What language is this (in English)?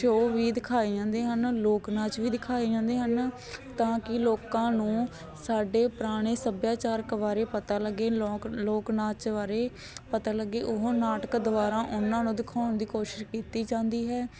Punjabi